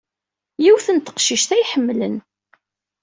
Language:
Kabyle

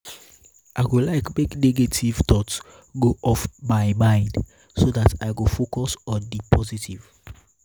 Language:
Nigerian Pidgin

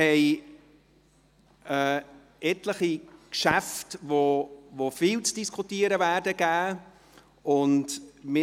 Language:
Swiss German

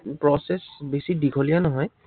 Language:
Assamese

